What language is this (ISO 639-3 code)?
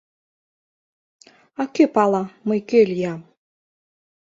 chm